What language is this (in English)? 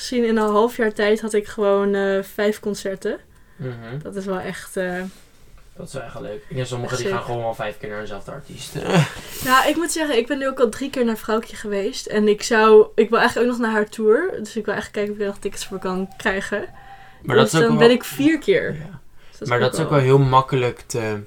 Dutch